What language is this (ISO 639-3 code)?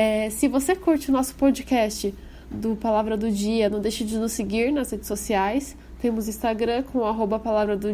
por